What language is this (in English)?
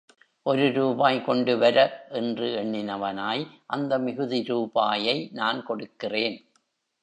Tamil